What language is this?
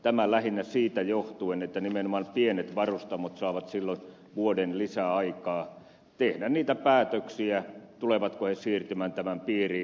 Finnish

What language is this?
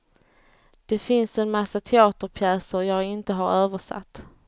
Swedish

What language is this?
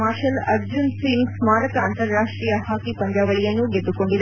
Kannada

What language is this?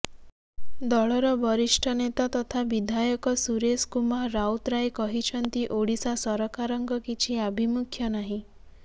Odia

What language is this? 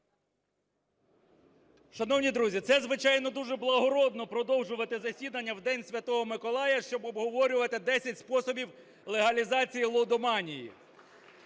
Ukrainian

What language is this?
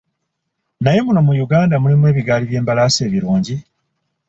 Ganda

